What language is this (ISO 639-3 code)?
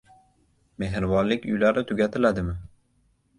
uzb